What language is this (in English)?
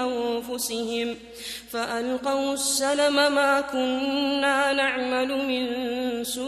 Arabic